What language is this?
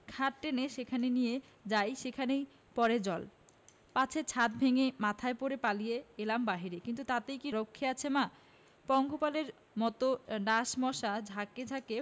Bangla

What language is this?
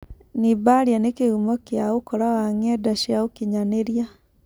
Kikuyu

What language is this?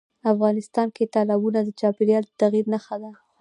Pashto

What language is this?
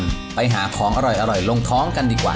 Thai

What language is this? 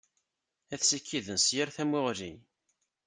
Kabyle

